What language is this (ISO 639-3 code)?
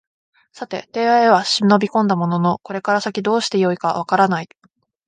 jpn